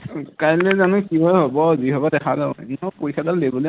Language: Assamese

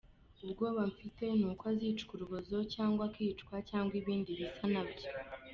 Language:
Kinyarwanda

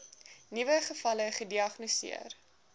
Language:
Afrikaans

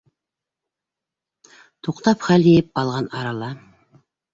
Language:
Bashkir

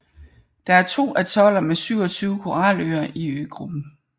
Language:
Danish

